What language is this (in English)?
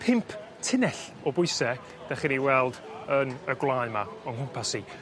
Welsh